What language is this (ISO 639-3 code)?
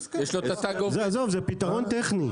heb